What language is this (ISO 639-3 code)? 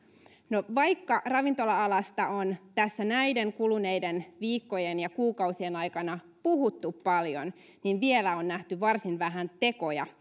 fin